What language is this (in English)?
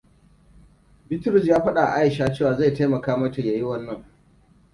Hausa